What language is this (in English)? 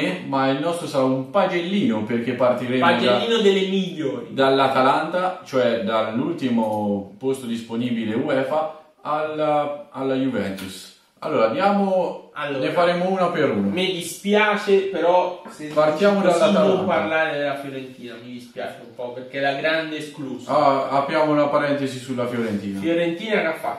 Italian